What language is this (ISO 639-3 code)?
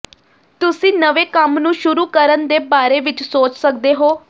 pan